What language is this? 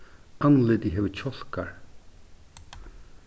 Faroese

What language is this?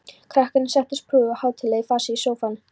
Icelandic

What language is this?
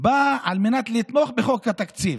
Hebrew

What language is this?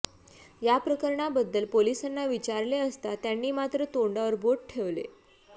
Marathi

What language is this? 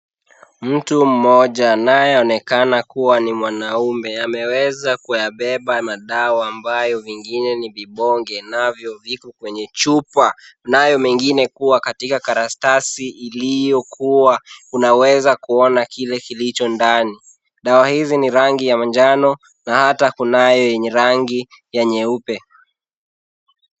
Swahili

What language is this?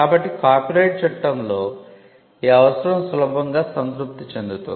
Telugu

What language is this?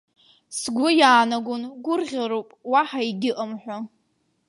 Abkhazian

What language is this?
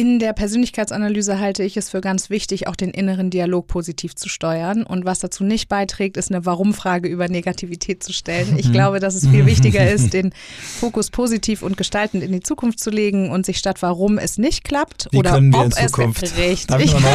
German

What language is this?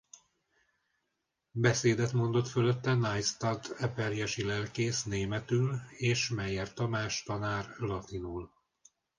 Hungarian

